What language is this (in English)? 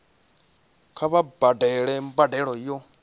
Venda